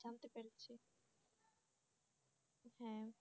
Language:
Bangla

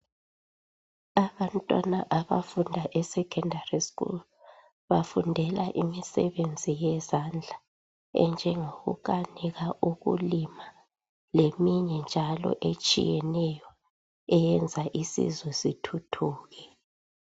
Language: North Ndebele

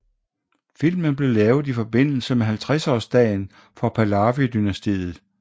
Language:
Danish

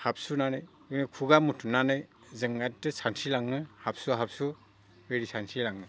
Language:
Bodo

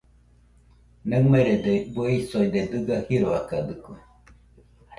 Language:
Nüpode Huitoto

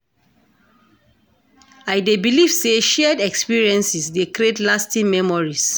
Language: Nigerian Pidgin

